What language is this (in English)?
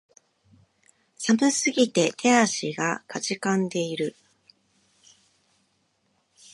Japanese